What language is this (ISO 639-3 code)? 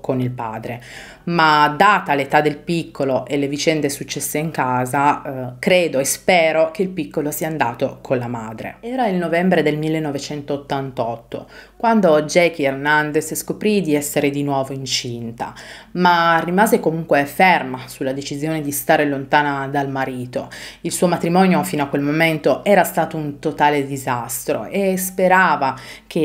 ita